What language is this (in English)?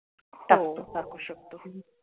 Marathi